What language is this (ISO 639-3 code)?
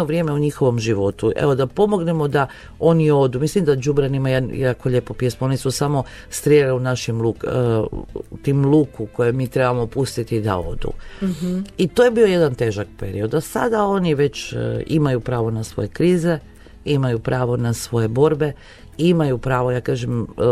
hrv